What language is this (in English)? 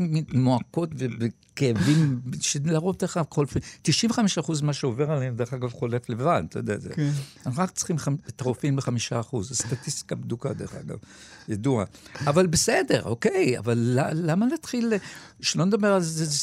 Hebrew